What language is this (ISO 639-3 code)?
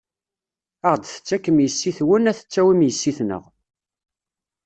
kab